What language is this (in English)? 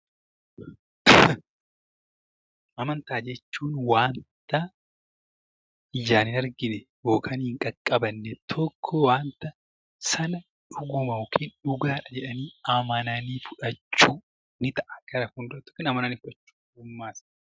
Oromo